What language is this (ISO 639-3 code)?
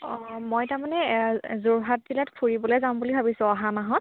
asm